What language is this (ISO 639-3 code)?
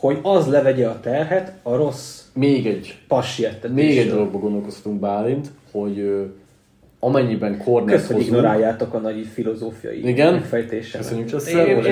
hun